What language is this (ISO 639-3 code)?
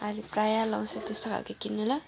nep